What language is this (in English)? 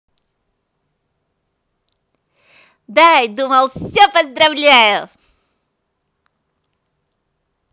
Russian